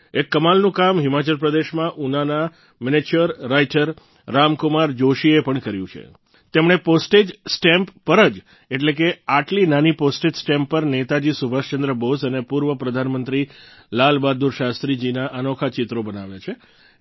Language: Gujarati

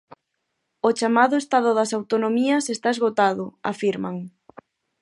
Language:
Galician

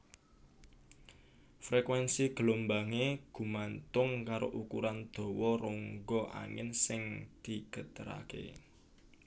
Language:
Javanese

